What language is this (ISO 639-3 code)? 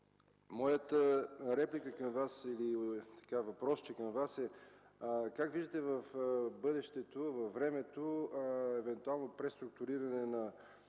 bul